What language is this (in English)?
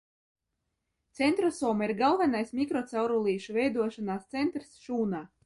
Latvian